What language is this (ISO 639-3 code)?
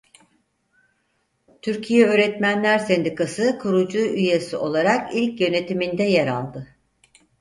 tur